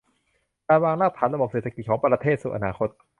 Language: Thai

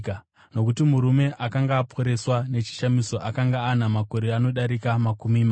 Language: Shona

